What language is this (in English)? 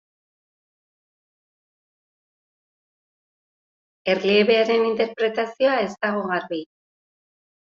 Basque